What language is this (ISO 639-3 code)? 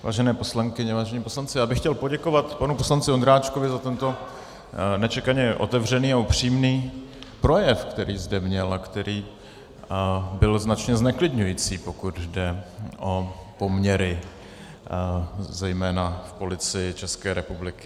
ces